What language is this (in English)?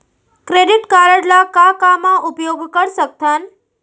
Chhattisgarhi